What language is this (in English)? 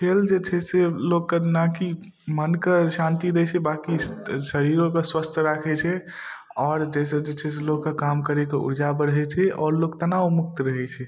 Maithili